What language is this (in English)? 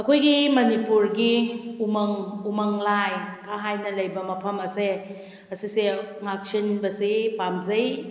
Manipuri